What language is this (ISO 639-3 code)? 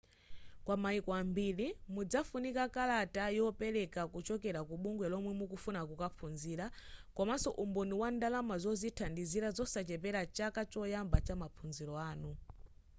nya